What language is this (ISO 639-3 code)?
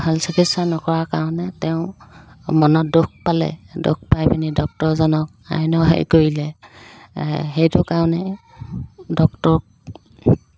asm